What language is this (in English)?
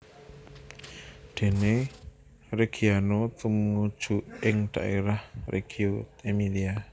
Javanese